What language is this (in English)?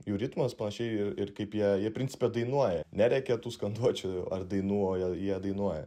Lithuanian